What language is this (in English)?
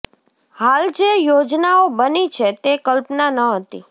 Gujarati